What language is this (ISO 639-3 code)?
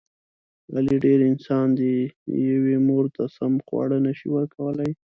pus